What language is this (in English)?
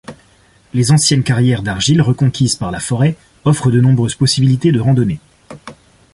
French